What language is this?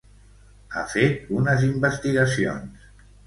Catalan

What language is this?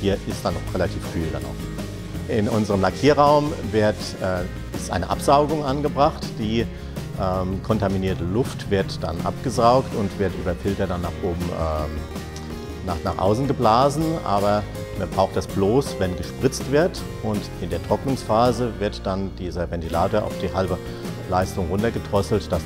German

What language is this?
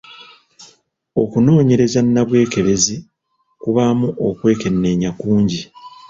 Ganda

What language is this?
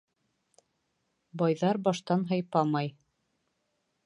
Bashkir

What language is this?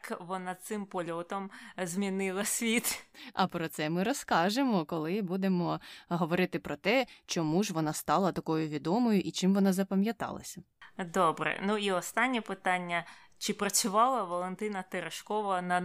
Ukrainian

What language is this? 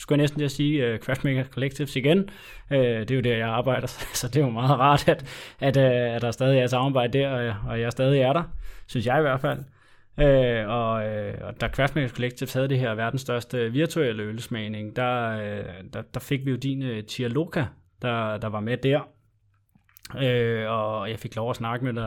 Danish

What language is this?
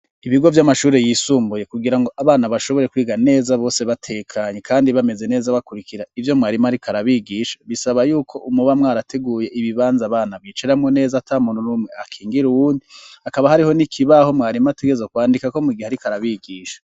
Rundi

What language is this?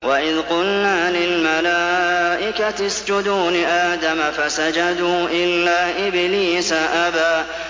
Arabic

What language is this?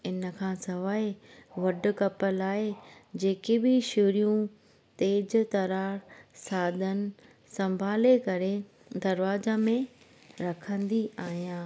Sindhi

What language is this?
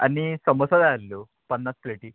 Konkani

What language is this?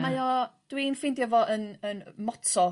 Welsh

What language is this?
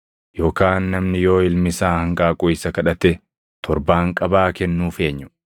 Oromo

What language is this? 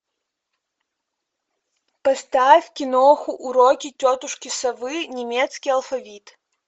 Russian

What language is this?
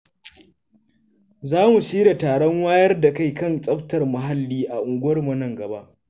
Hausa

